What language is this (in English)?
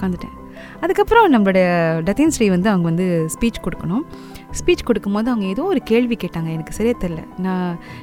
Tamil